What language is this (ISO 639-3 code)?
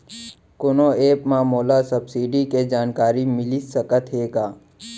hne